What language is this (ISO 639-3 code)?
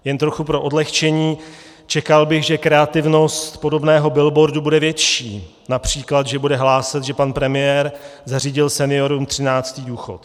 ces